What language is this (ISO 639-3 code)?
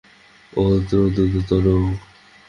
ben